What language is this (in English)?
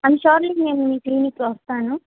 Telugu